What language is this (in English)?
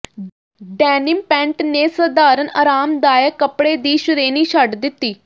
Punjabi